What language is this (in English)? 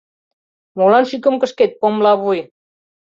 Mari